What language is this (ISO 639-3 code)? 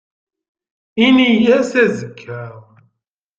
kab